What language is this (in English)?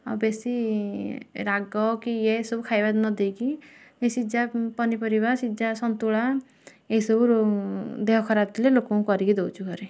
Odia